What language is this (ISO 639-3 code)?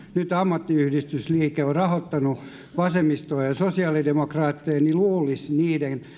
fin